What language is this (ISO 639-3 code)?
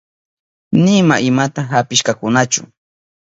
qup